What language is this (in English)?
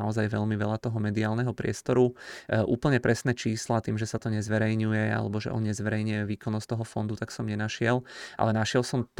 Czech